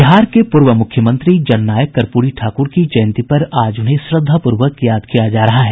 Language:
Hindi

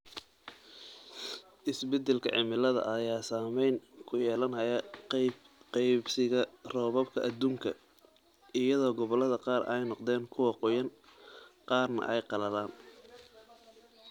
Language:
Somali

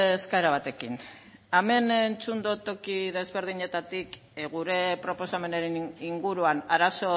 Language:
Basque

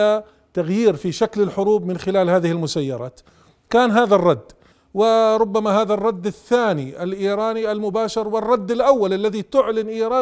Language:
Arabic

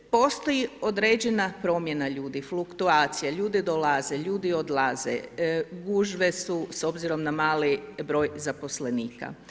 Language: Croatian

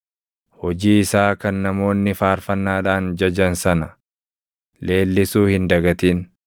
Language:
Oromo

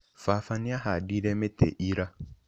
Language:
Kikuyu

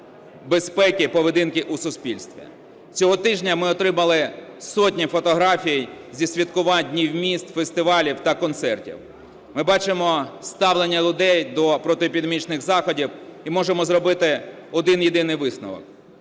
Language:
Ukrainian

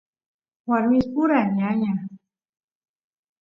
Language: Santiago del Estero Quichua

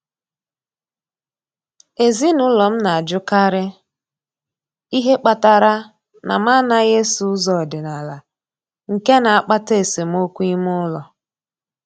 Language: Igbo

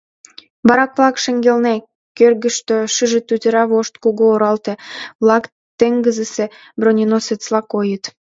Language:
Mari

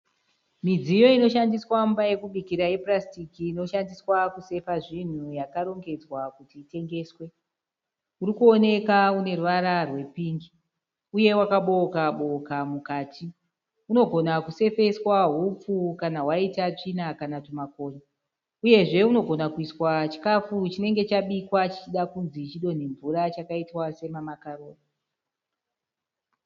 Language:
Shona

